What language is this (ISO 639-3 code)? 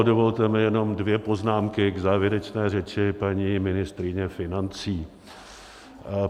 ces